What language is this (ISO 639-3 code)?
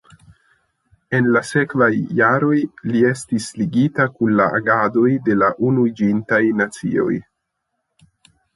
epo